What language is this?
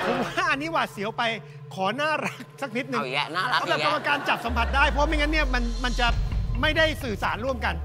Thai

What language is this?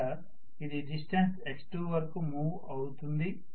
Telugu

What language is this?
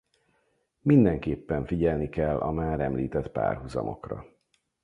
Hungarian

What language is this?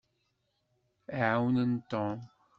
Kabyle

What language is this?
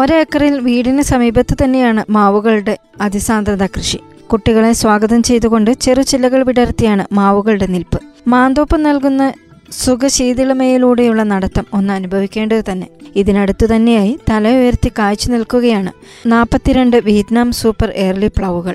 Malayalam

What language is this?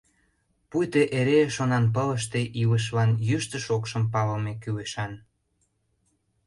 Mari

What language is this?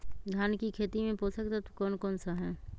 Magahi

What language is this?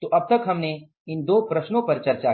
Hindi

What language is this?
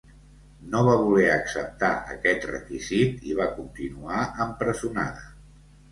Catalan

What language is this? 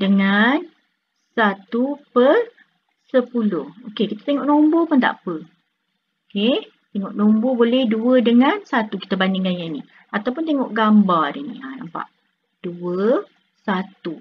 Malay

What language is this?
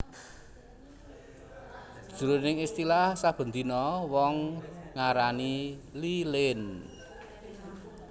Javanese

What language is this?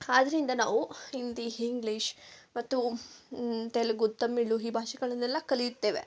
Kannada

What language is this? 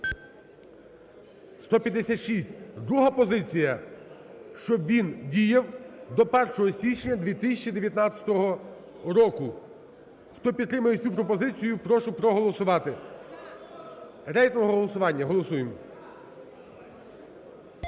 Ukrainian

